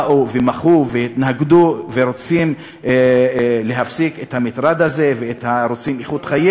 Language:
Hebrew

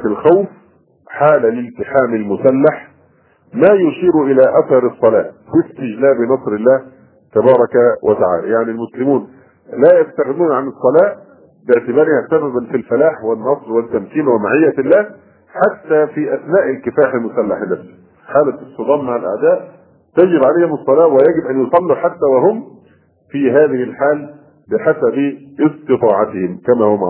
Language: Arabic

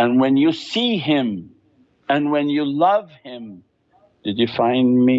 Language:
English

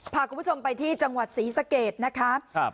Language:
Thai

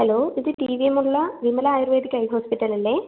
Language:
Malayalam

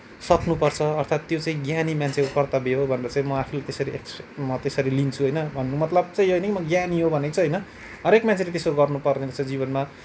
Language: Nepali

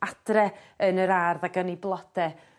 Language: Welsh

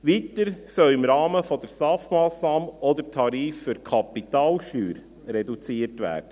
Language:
Swiss German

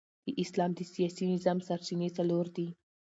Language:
Pashto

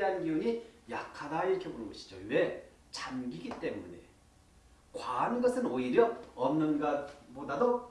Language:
Korean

